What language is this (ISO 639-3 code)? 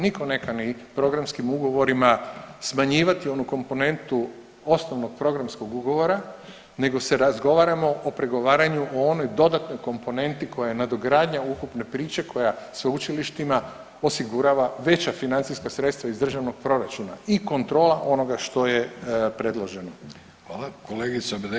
hrv